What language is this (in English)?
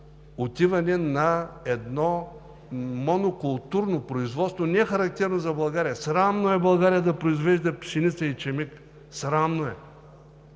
Bulgarian